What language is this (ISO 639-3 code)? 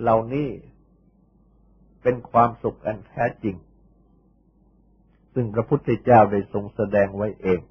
tha